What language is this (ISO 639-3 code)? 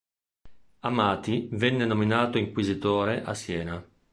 ita